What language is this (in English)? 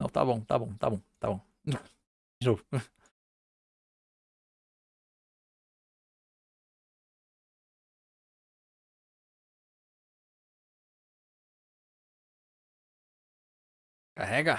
Portuguese